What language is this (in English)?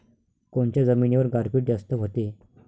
Marathi